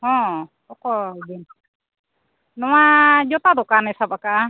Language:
Santali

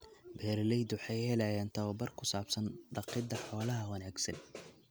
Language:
Somali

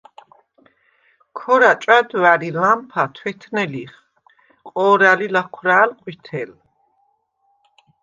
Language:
Svan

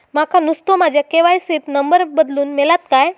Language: Marathi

